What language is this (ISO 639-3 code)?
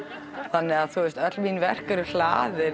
isl